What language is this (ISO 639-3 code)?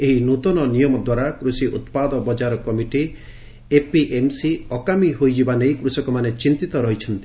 ori